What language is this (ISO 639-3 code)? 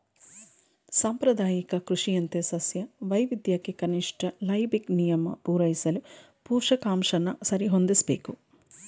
kan